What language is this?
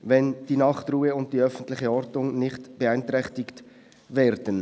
Swiss German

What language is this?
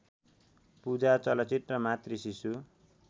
Nepali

